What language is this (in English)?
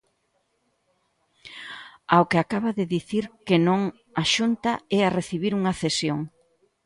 Galician